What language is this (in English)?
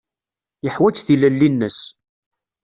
Kabyle